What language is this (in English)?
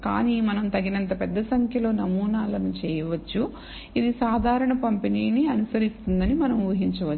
Telugu